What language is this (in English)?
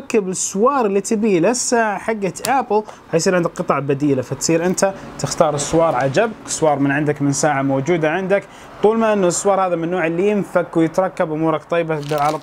Arabic